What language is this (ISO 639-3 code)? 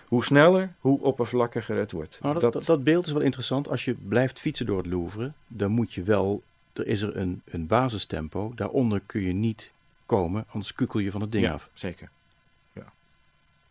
nld